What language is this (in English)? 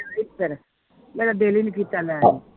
Punjabi